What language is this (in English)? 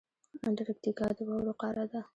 Pashto